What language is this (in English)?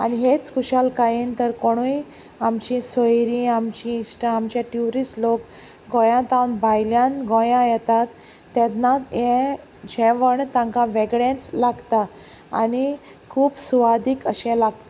Konkani